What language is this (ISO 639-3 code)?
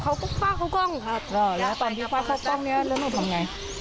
tha